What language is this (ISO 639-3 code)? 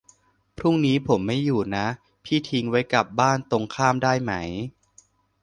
tha